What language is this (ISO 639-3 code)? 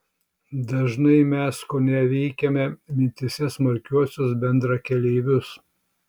lit